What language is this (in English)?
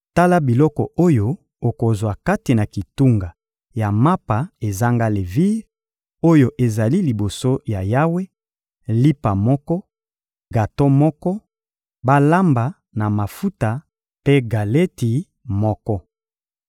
Lingala